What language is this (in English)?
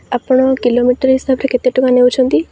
Odia